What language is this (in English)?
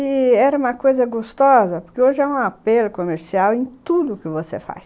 Portuguese